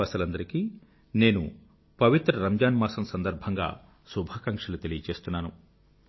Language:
Telugu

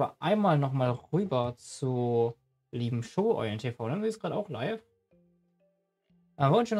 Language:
German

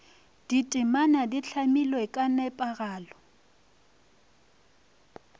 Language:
Northern Sotho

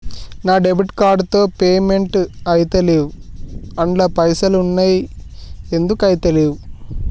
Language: Telugu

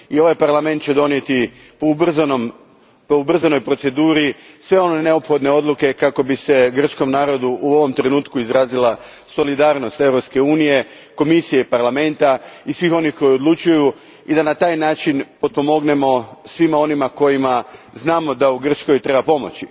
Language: Croatian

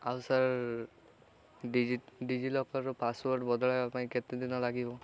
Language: Odia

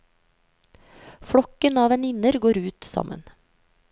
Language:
Norwegian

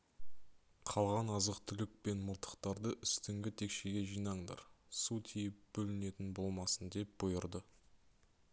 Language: Kazakh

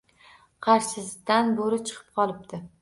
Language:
Uzbek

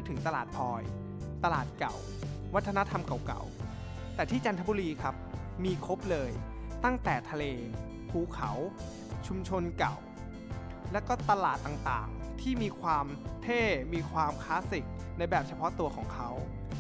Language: Thai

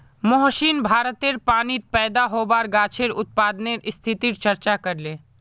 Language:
Magahi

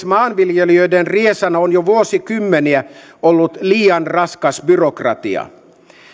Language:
Finnish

